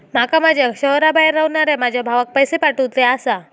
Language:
Marathi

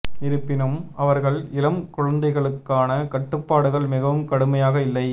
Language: Tamil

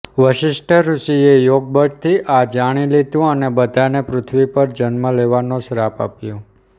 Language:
Gujarati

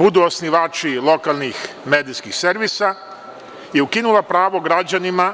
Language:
Serbian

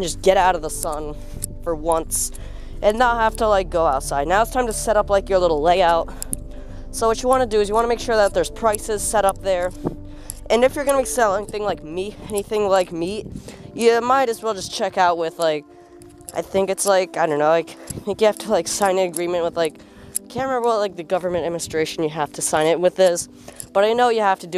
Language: English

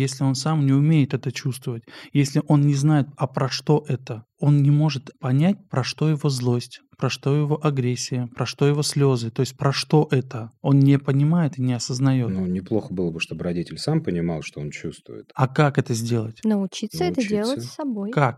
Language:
Russian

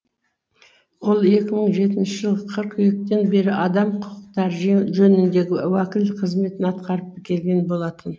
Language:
Kazakh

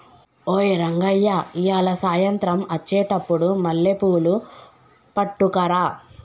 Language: Telugu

